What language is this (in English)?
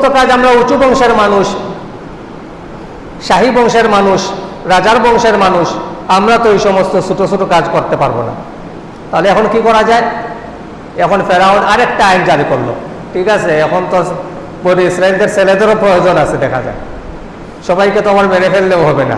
Indonesian